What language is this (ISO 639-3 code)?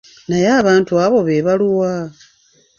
lug